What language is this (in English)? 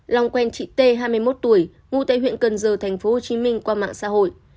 Vietnamese